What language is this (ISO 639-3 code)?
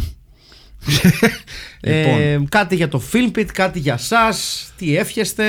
ell